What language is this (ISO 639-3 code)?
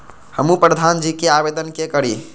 mai